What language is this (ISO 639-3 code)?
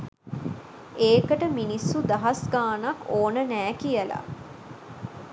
sin